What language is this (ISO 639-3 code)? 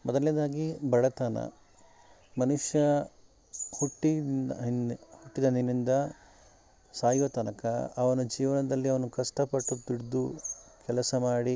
kan